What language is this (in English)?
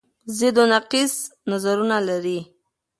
Pashto